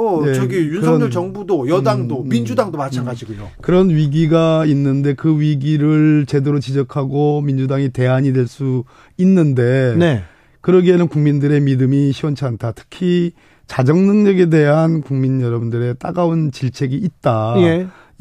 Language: Korean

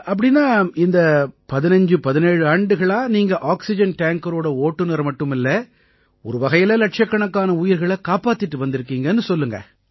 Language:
Tamil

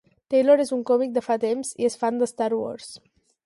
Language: Catalan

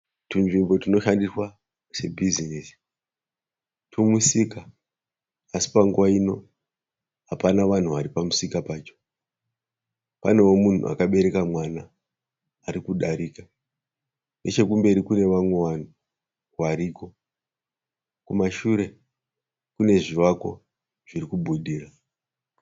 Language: Shona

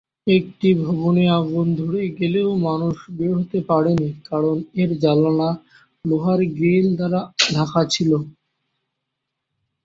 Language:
Bangla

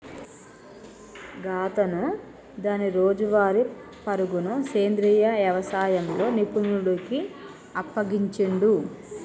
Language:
Telugu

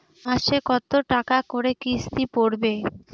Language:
Bangla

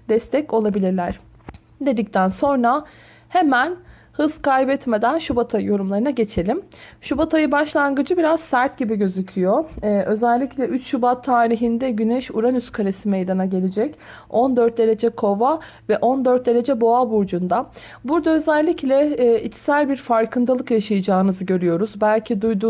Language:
Turkish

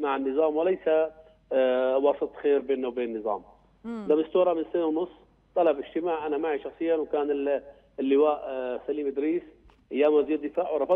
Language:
Arabic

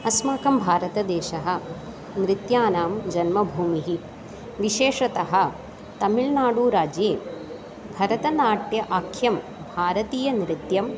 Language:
Sanskrit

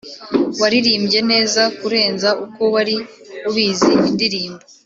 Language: Kinyarwanda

